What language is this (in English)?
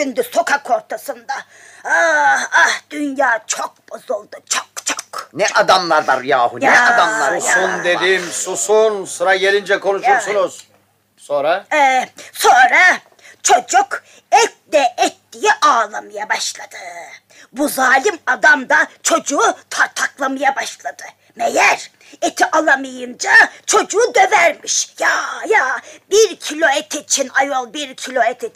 Turkish